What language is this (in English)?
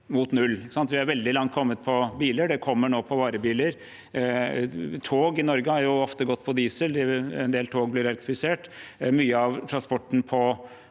Norwegian